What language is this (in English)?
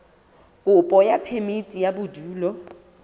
Southern Sotho